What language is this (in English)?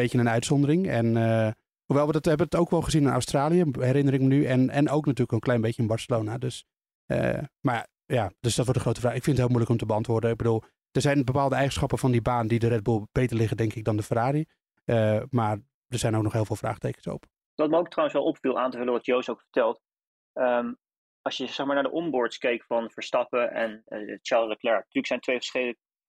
Dutch